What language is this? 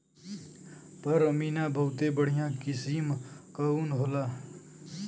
Bhojpuri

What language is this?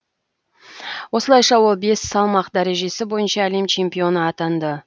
Kazakh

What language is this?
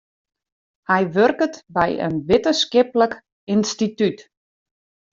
Western Frisian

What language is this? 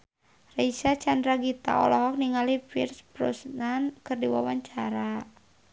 Sundanese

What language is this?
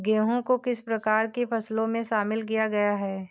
Hindi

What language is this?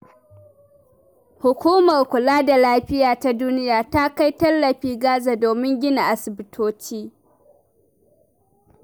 Hausa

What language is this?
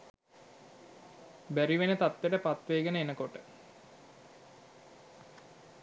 Sinhala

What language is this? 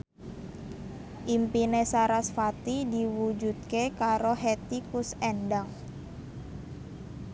Javanese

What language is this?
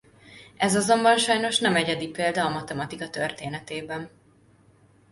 Hungarian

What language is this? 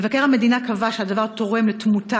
Hebrew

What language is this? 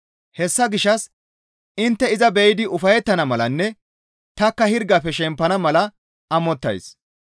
Gamo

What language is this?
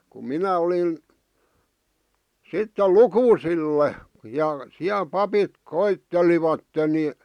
Finnish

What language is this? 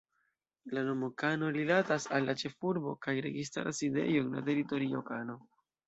Esperanto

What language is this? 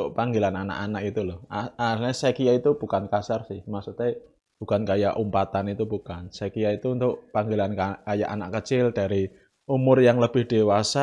Indonesian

